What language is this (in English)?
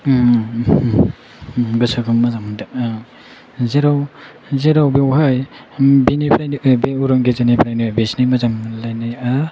Bodo